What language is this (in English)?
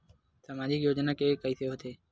Chhattisgarhi